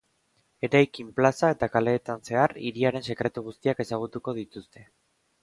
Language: Basque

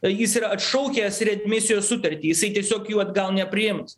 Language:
Lithuanian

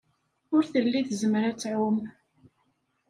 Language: Kabyle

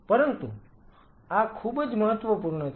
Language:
Gujarati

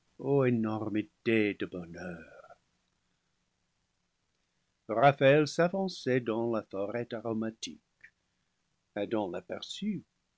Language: French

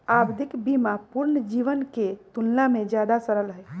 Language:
Magahi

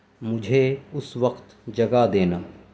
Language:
Urdu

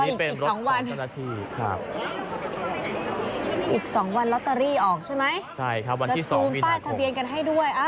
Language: Thai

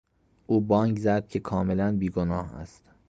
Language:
Persian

